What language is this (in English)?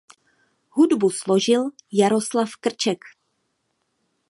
Czech